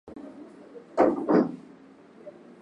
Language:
Swahili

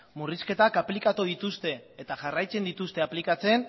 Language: Basque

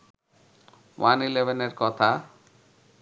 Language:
Bangla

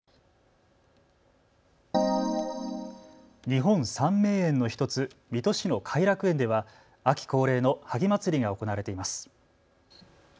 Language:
Japanese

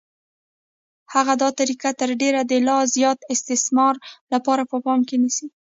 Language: Pashto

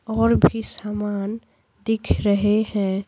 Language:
Hindi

